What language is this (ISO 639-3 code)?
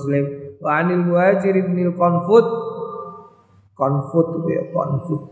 ind